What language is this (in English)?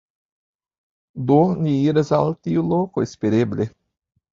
Esperanto